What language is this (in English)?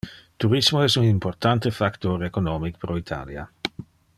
Interlingua